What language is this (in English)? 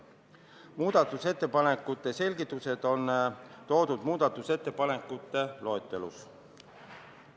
Estonian